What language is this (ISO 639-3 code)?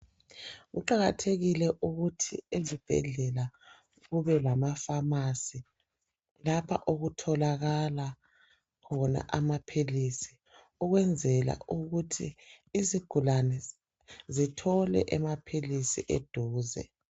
nde